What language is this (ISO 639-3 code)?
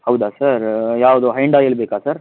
kan